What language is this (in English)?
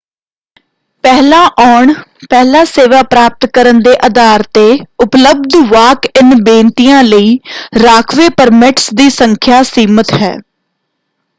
Punjabi